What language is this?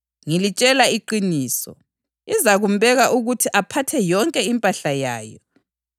North Ndebele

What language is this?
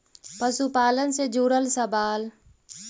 Magahi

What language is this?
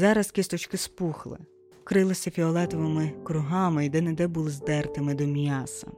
Ukrainian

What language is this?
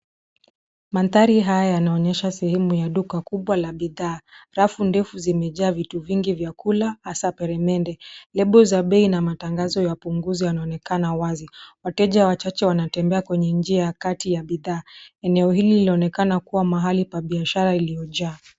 Swahili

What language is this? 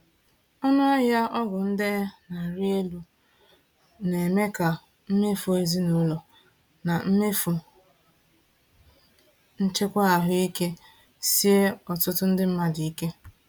Igbo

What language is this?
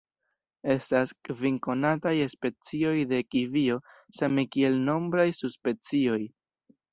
Esperanto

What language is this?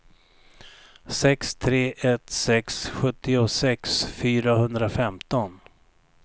Swedish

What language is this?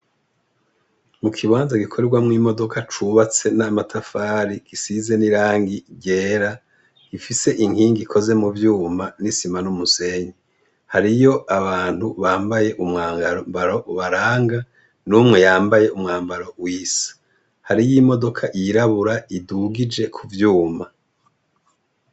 Rundi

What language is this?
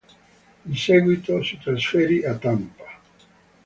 Italian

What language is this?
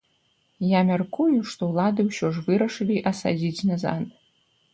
Belarusian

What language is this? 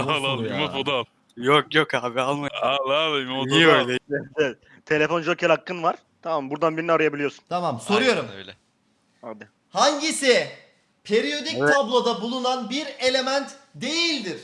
Turkish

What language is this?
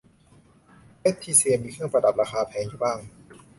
Thai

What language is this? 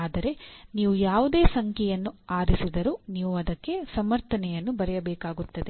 Kannada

